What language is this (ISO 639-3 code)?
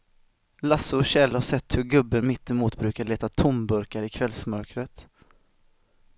swe